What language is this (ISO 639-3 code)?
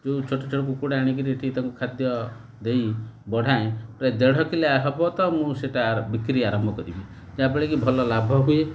ori